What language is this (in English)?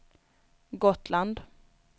Swedish